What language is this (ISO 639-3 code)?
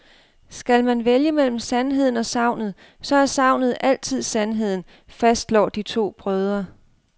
dan